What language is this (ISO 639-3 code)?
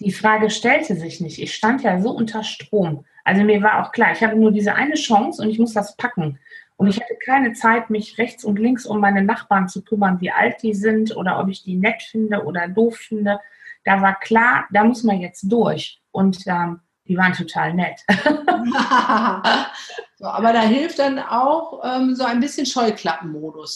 deu